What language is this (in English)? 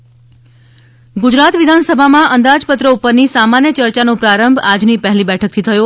Gujarati